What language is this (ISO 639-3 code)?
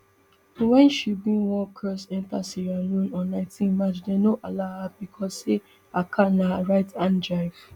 pcm